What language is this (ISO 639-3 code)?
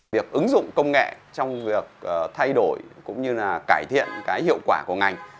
vie